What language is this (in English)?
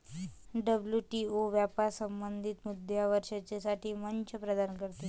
Marathi